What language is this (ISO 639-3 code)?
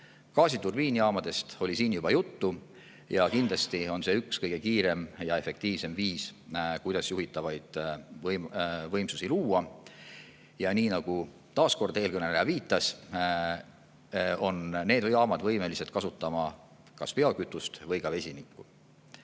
est